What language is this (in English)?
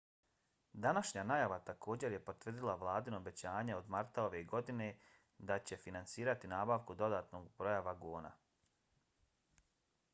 Bosnian